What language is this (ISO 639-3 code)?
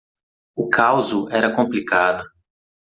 por